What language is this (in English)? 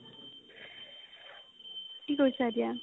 Assamese